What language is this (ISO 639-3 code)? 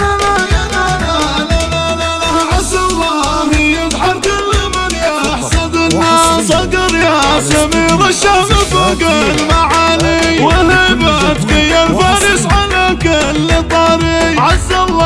ara